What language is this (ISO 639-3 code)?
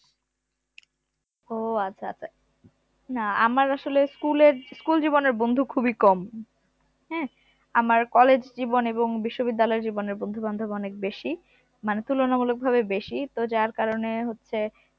ben